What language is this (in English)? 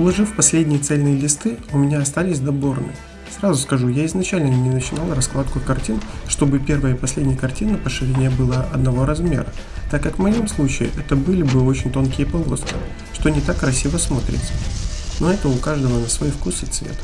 Russian